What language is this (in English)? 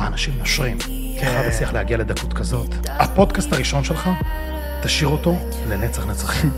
Hebrew